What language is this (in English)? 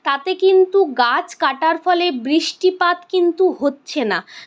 Bangla